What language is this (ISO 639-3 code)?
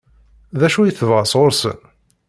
kab